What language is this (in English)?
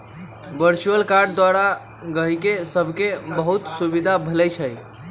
Magahi